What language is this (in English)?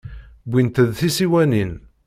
Kabyle